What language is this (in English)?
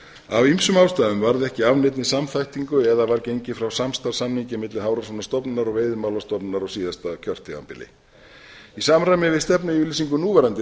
Icelandic